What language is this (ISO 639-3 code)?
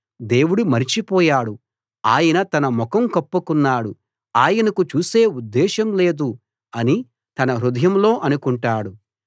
tel